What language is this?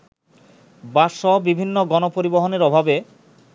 Bangla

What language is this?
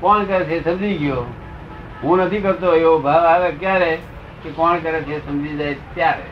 Gujarati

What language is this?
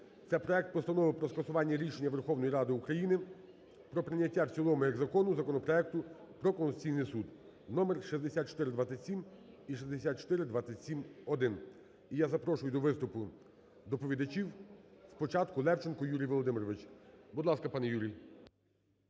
Ukrainian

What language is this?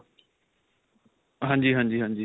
Punjabi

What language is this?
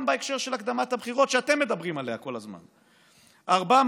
Hebrew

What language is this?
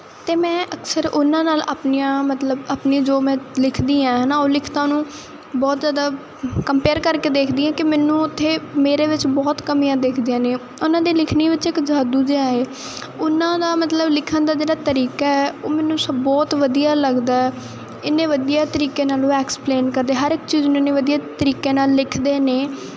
Punjabi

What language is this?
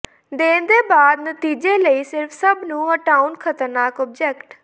Punjabi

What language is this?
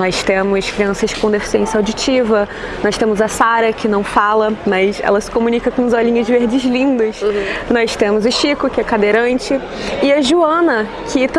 Portuguese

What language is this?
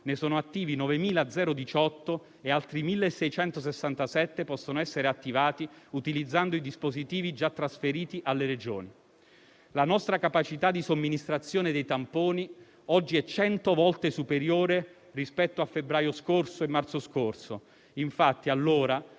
Italian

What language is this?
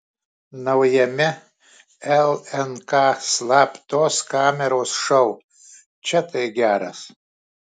Lithuanian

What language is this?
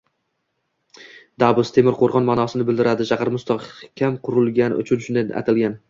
Uzbek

